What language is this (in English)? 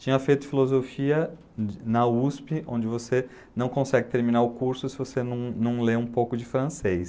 Portuguese